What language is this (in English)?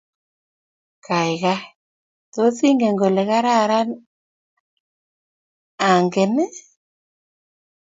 Kalenjin